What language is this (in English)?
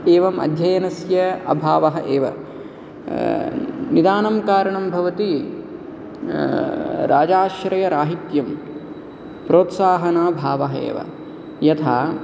Sanskrit